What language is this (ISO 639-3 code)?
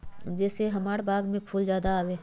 mag